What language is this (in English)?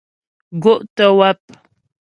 Ghomala